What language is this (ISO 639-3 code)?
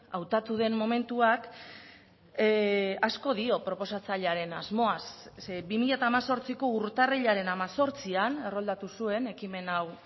eus